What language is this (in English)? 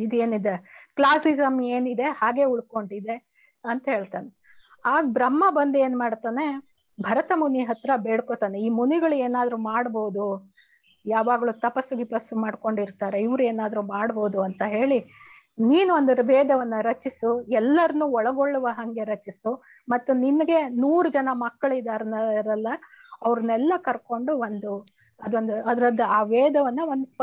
Kannada